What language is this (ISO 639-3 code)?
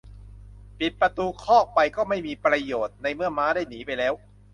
tha